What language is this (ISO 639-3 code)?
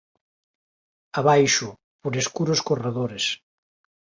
glg